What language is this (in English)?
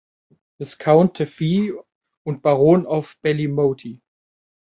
German